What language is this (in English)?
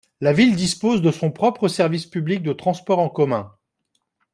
French